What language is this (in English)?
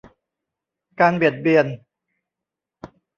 Thai